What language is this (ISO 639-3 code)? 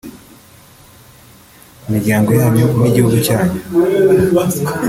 kin